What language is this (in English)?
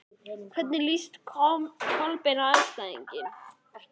Icelandic